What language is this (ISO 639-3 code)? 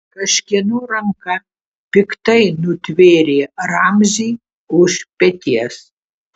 lit